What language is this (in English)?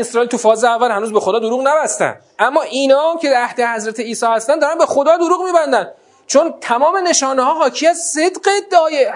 Persian